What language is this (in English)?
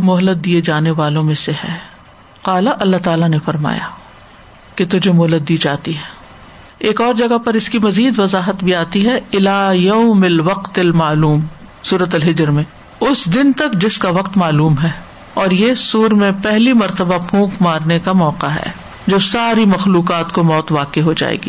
Urdu